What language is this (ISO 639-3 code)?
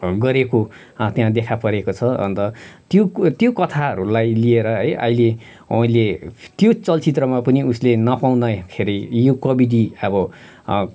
nep